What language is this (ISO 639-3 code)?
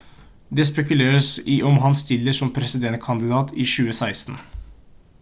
nob